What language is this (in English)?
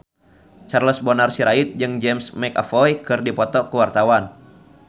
Sundanese